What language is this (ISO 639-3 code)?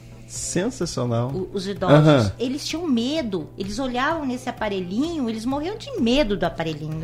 por